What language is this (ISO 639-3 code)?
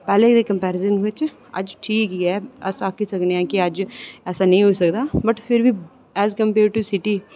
doi